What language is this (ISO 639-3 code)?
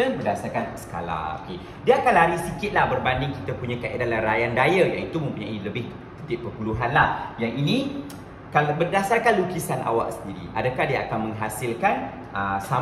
msa